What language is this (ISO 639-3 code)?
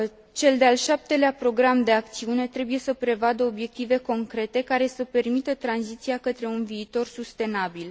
ron